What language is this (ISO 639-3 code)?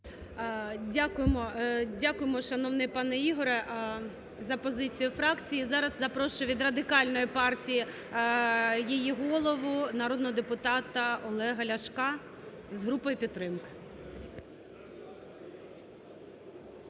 ukr